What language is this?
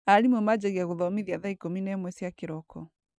Kikuyu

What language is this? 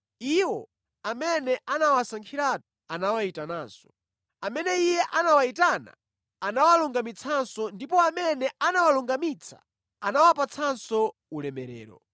Nyanja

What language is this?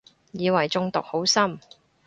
Cantonese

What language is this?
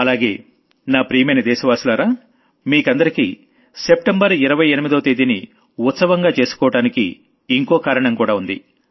Telugu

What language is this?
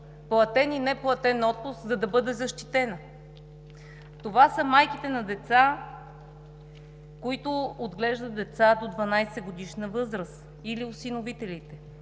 Bulgarian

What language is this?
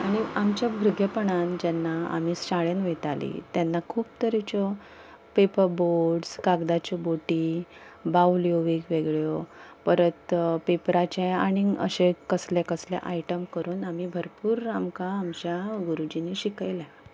Konkani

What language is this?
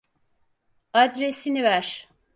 Turkish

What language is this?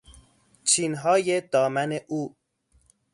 Persian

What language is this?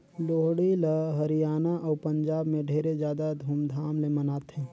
Chhattisgarhi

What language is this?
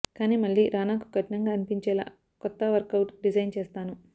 Telugu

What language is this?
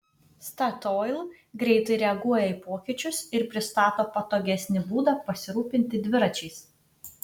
Lithuanian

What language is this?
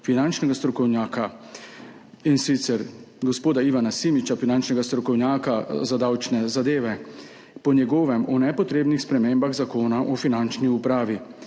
Slovenian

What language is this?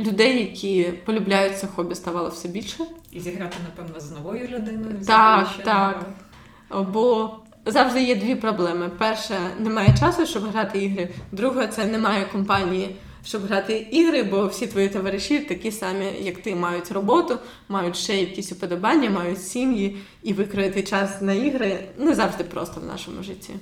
Ukrainian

